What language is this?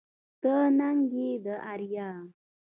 Pashto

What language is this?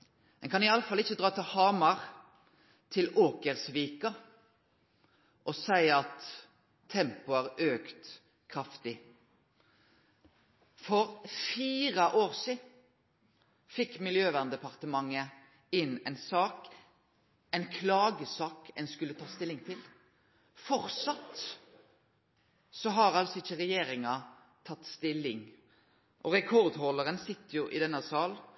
Norwegian Nynorsk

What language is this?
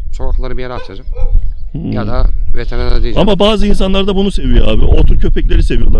Turkish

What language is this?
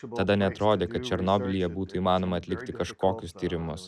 Lithuanian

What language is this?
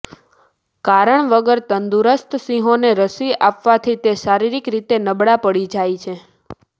Gujarati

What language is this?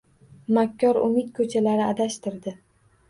Uzbek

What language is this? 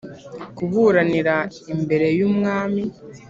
Kinyarwanda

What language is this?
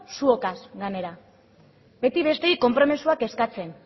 Basque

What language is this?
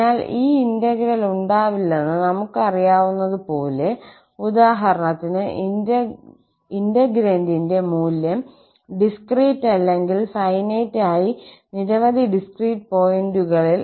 Malayalam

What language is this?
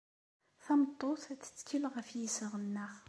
Kabyle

